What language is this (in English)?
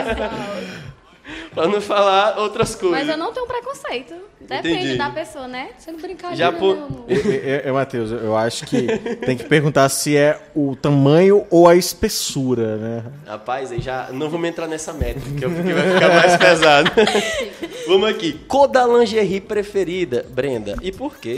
Portuguese